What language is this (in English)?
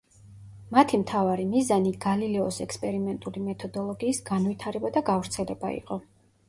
Georgian